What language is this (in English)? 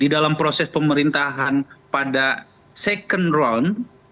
Indonesian